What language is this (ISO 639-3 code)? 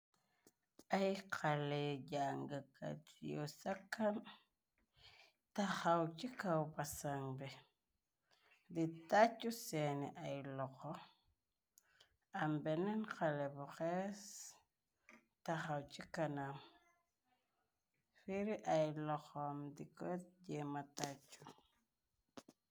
wol